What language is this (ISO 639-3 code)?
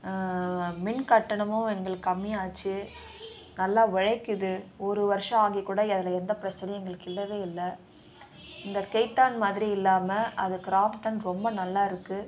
tam